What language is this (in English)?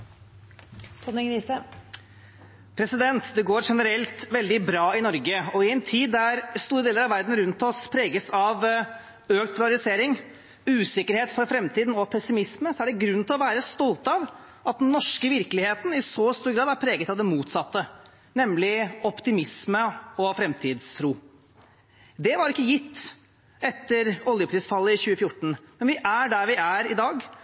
Norwegian Bokmål